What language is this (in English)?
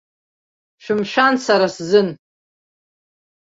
Abkhazian